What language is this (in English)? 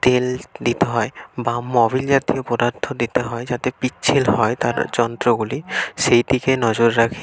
Bangla